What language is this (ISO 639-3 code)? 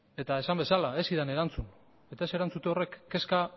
eus